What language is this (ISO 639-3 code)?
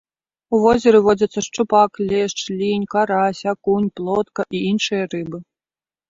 bel